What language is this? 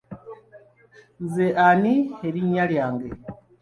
Ganda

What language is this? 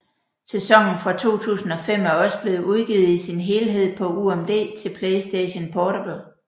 Danish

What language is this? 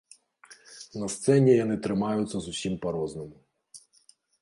Belarusian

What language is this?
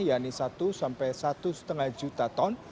Indonesian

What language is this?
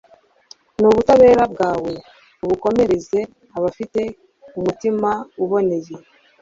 Kinyarwanda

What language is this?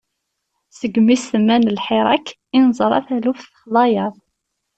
Kabyle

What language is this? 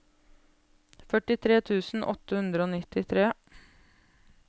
Norwegian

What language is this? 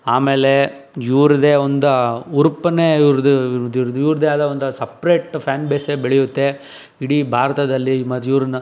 Kannada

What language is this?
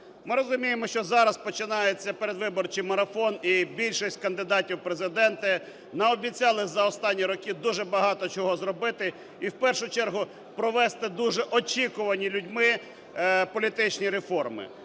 Ukrainian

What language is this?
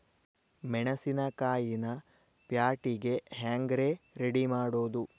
Kannada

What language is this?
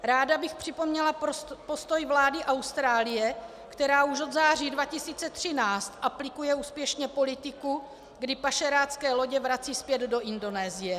Czech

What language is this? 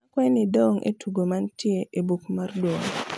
Luo (Kenya and Tanzania)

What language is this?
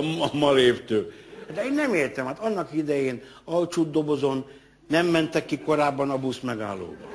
Hungarian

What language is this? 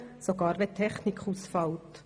Swiss German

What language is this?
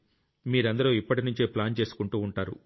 Telugu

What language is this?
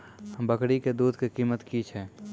Maithili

